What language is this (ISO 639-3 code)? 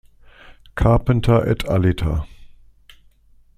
deu